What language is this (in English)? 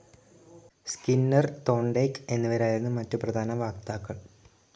Malayalam